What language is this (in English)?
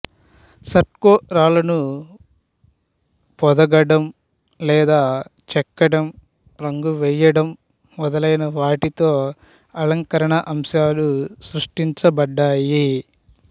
Telugu